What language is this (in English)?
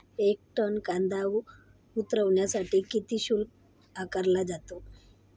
Marathi